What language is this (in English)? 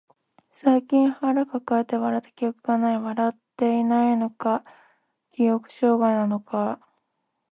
Japanese